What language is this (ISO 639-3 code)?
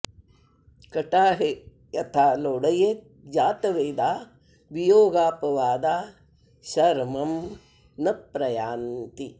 san